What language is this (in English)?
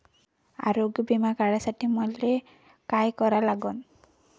Marathi